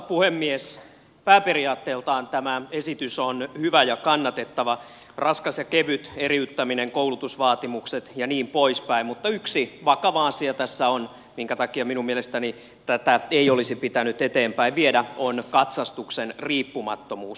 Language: Finnish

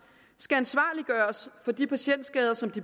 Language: Danish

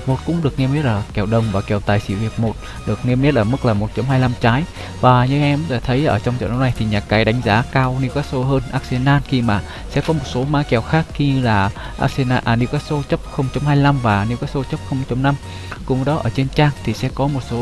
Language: Vietnamese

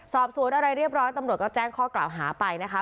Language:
Thai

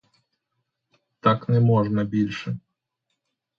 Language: Ukrainian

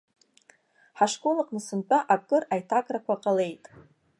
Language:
Abkhazian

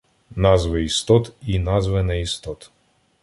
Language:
Ukrainian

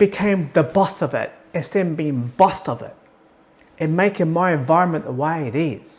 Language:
English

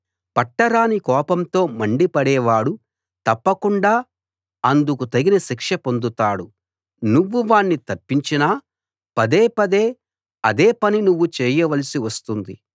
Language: Telugu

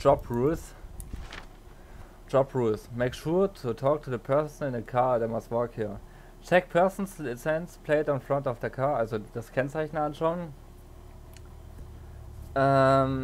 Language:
German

